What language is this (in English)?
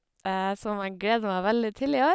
Norwegian